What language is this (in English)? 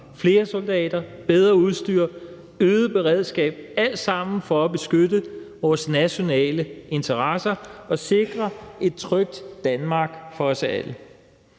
Danish